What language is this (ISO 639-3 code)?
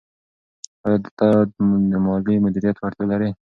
pus